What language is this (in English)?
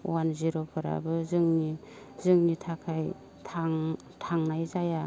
Bodo